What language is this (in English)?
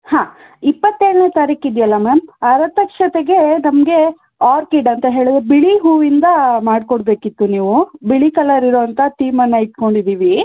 Kannada